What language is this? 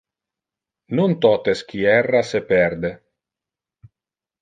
Interlingua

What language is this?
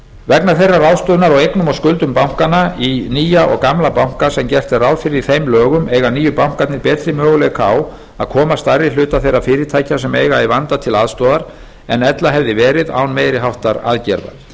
Icelandic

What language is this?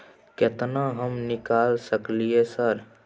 Maithili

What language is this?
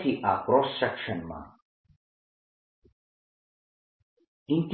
Gujarati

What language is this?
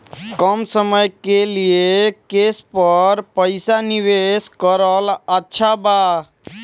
Bhojpuri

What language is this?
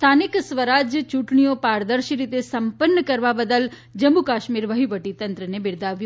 Gujarati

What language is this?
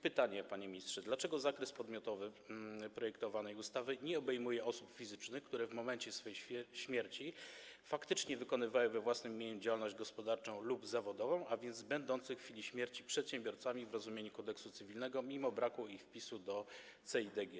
Polish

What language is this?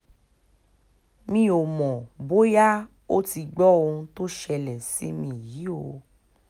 Yoruba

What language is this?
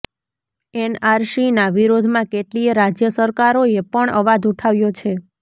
Gujarati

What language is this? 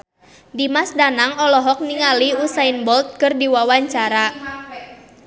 Sundanese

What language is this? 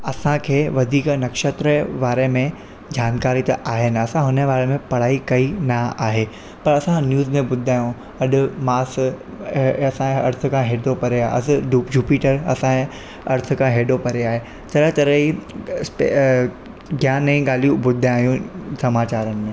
Sindhi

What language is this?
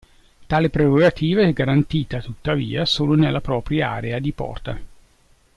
Italian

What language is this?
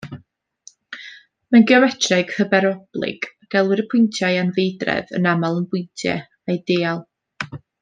Welsh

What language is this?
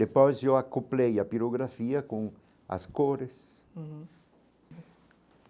Portuguese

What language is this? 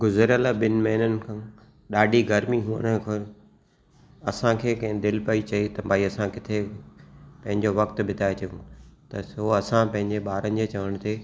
Sindhi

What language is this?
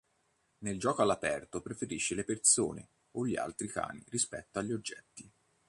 Italian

